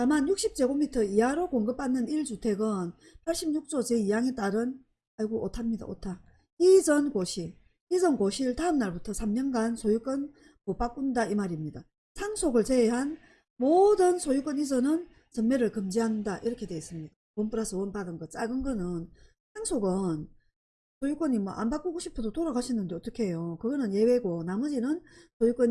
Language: Korean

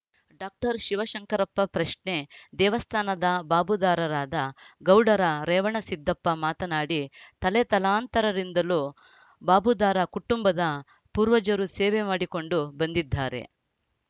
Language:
Kannada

